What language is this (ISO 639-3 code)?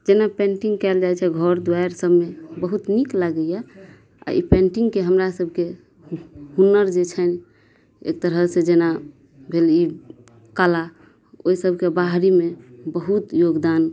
mai